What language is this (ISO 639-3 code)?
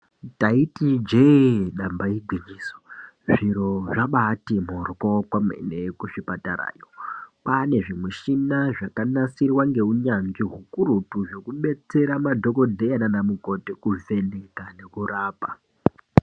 ndc